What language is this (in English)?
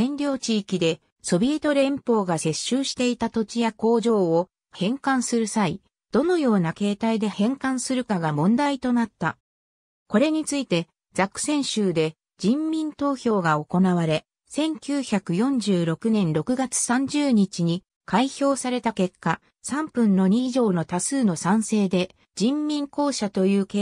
Japanese